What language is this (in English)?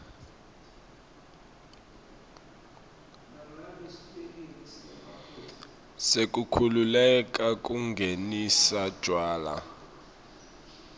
Swati